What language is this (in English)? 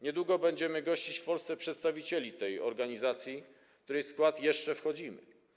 Polish